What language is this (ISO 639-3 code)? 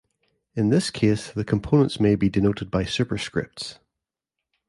eng